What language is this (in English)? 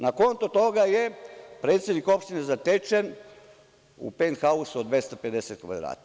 Serbian